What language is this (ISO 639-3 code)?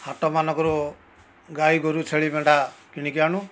ori